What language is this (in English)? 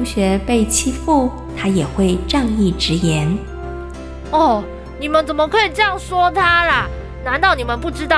Chinese